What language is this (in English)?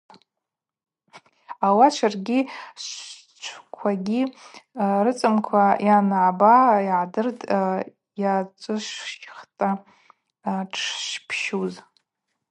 Abaza